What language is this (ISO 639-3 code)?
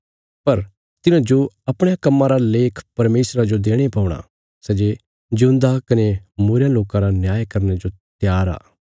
kfs